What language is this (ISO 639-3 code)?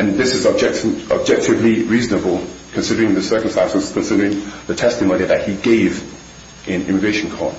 eng